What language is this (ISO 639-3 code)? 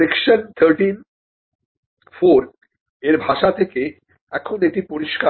ben